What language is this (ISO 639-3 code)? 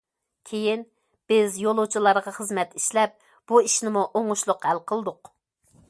uig